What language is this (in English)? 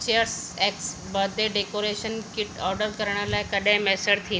Sindhi